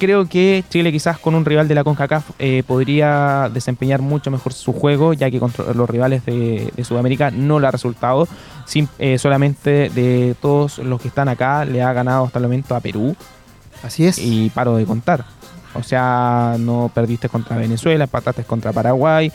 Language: Spanish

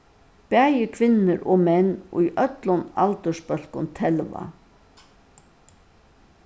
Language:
Faroese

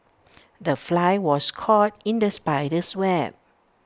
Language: English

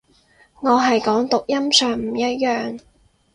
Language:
Cantonese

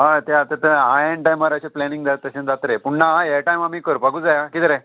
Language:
Konkani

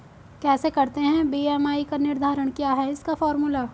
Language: Hindi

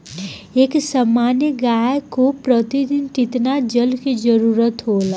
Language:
Bhojpuri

